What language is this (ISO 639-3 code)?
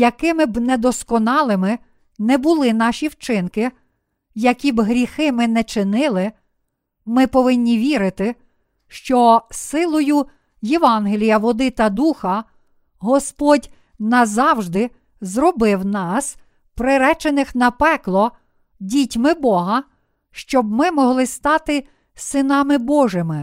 ukr